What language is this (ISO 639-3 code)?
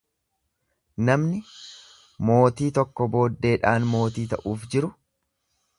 orm